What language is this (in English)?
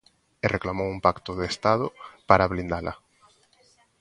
Galician